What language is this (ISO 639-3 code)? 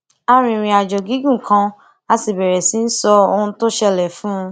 yor